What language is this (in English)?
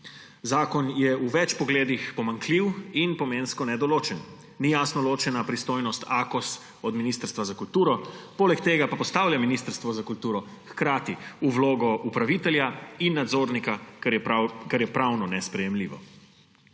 Slovenian